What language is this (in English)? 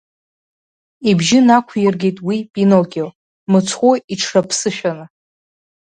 Abkhazian